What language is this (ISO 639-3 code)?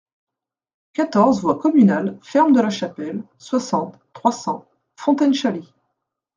fra